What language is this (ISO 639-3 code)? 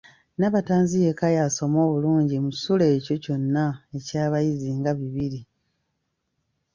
lug